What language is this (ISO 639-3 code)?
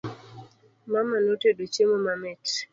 luo